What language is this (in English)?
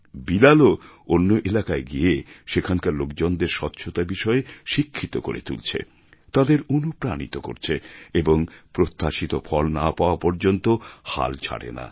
Bangla